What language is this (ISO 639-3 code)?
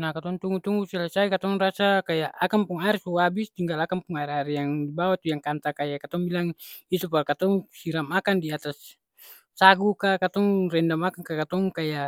abs